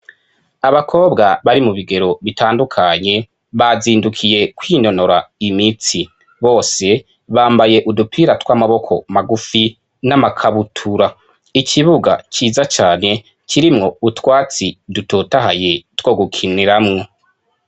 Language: Rundi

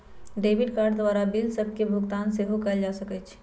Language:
Magahi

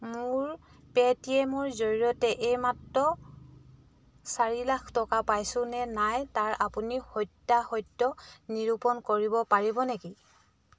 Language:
Assamese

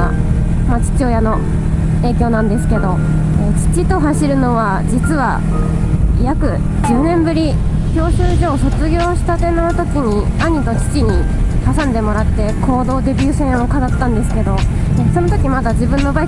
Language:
Japanese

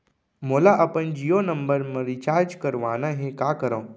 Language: Chhattisgarhi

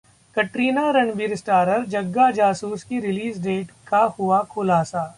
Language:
Hindi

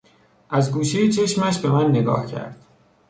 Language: Persian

